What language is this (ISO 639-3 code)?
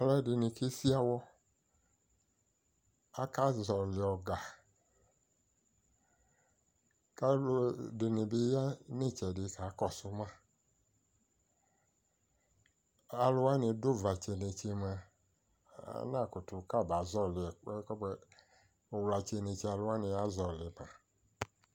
kpo